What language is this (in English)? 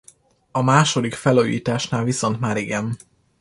Hungarian